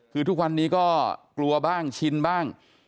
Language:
Thai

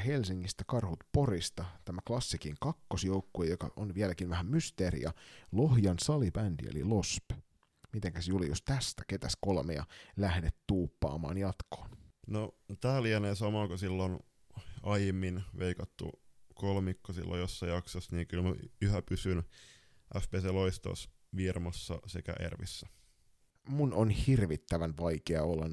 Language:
Finnish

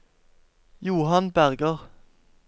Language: Norwegian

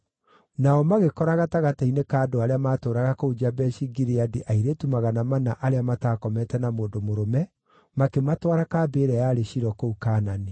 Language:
Kikuyu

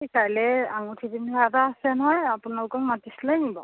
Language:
Assamese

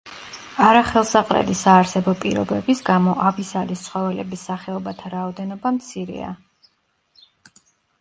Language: Georgian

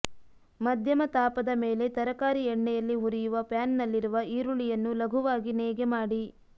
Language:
Kannada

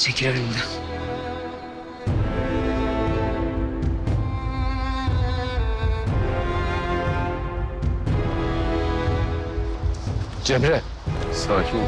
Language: Turkish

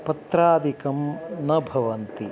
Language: Sanskrit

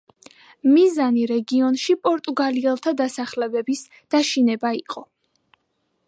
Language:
Georgian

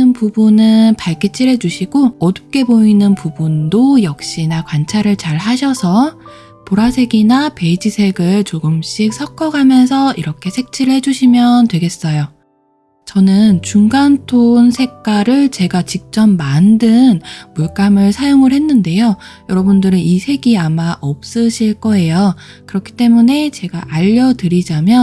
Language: Korean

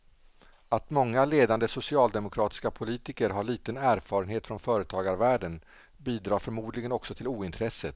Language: Swedish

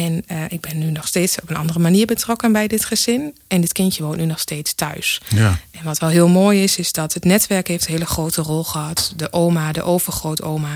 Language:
Dutch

